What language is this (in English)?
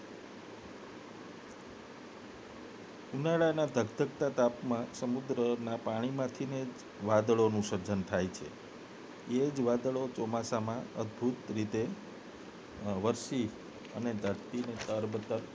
Gujarati